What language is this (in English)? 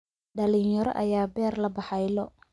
Somali